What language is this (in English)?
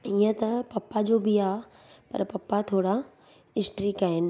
Sindhi